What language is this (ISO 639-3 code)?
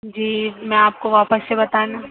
urd